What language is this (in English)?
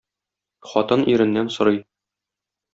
Tatar